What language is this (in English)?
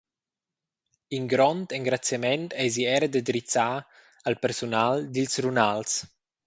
Romansh